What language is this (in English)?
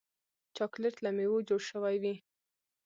Pashto